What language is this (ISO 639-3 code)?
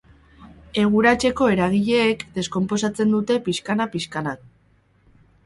eus